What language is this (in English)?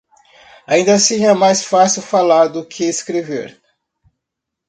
Portuguese